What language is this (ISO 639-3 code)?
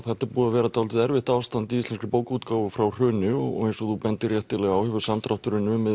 isl